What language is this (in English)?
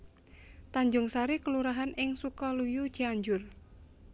Javanese